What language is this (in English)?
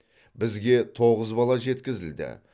Kazakh